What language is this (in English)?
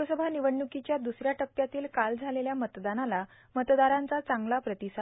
Marathi